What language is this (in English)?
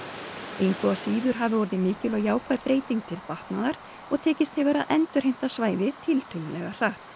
Icelandic